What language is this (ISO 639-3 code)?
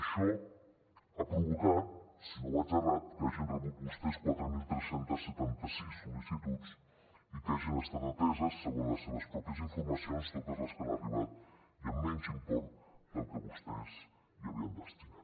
cat